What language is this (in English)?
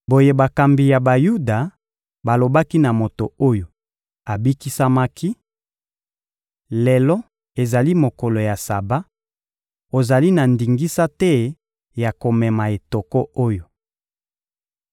Lingala